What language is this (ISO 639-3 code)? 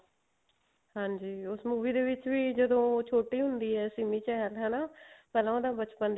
pan